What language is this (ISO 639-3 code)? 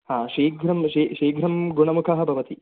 san